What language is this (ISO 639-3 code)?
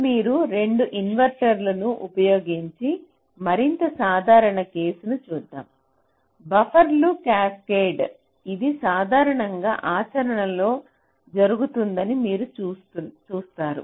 tel